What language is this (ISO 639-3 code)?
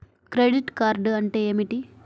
tel